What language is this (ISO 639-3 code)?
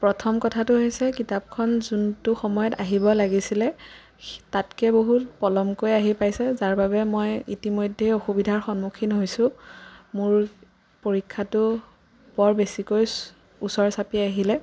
asm